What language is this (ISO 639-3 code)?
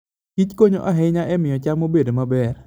luo